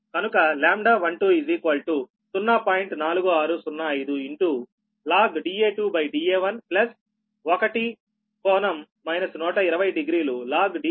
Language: Telugu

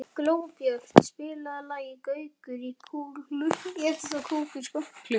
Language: Icelandic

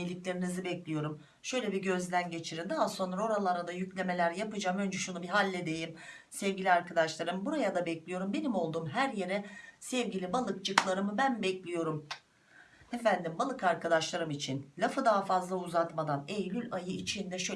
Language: Turkish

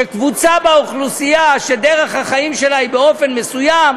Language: Hebrew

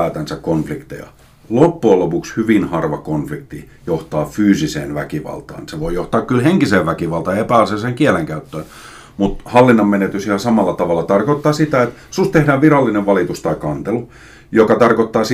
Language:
Finnish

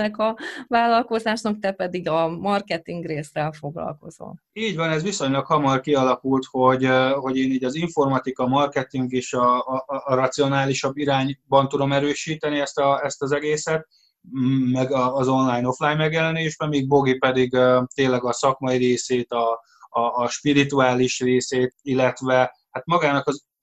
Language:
Hungarian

